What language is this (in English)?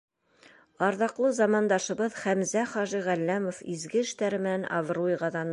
Bashkir